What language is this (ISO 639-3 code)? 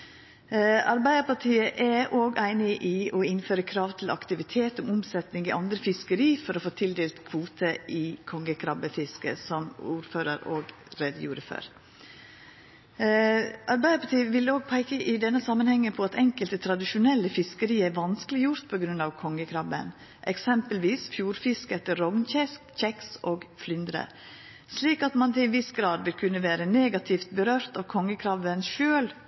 nno